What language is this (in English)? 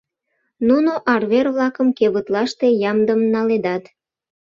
Mari